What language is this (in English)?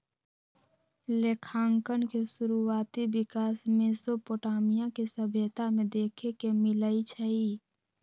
Magahi